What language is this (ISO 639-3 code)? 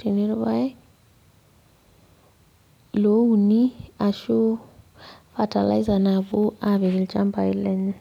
mas